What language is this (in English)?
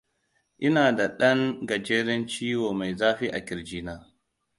Hausa